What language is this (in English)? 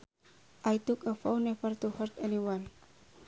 Sundanese